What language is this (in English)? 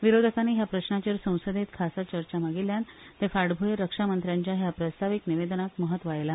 Konkani